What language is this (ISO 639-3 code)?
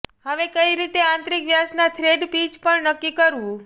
guj